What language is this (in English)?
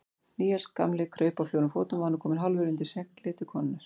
Icelandic